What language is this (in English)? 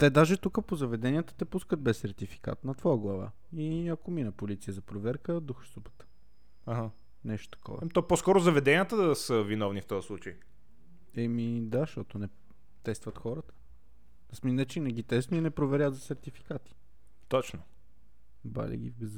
Bulgarian